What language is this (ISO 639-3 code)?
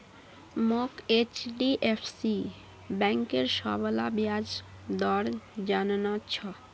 mag